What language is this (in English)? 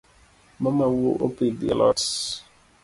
Luo (Kenya and Tanzania)